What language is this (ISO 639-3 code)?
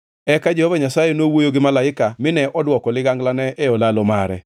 luo